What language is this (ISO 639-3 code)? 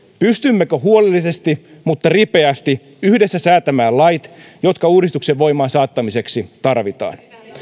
fin